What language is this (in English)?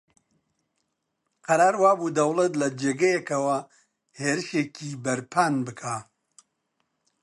Central Kurdish